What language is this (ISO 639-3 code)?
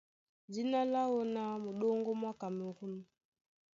dua